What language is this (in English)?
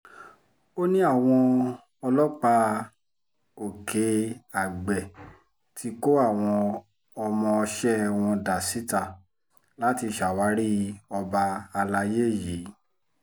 Yoruba